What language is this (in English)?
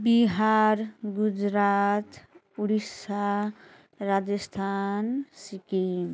Nepali